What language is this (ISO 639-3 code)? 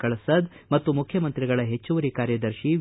kan